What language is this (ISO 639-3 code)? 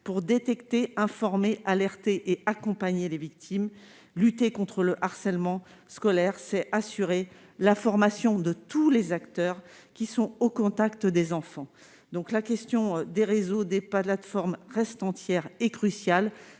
fra